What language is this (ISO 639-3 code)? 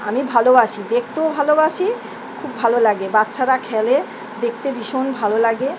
ben